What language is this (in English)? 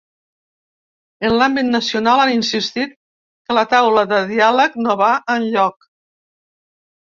Catalan